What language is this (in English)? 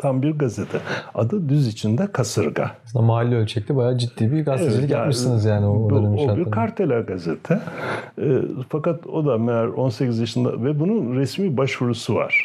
Turkish